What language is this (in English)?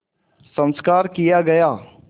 Hindi